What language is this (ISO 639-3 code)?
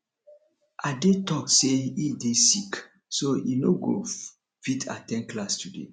pcm